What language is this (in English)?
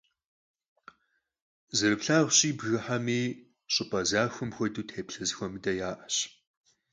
Kabardian